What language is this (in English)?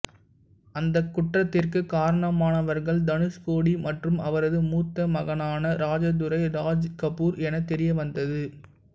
Tamil